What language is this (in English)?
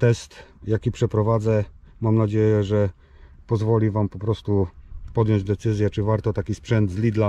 Polish